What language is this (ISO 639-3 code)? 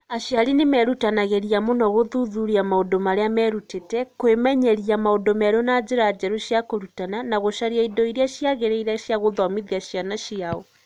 kik